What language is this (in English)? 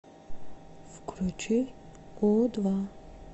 Russian